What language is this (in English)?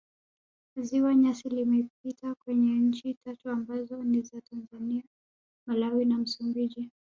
Swahili